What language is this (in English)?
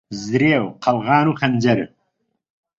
Central Kurdish